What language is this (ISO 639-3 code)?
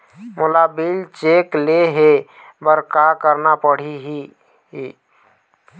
hne